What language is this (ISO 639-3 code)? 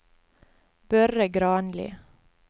nor